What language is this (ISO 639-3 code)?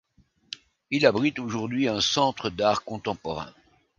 fra